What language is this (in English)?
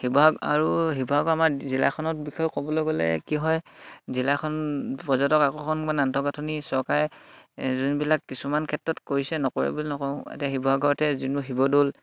Assamese